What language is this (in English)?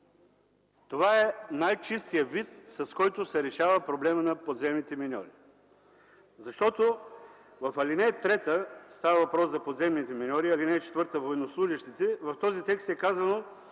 Bulgarian